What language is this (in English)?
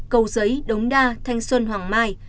Vietnamese